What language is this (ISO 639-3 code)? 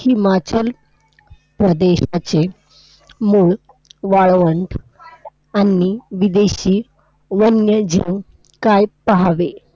mar